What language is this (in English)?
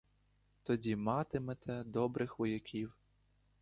Ukrainian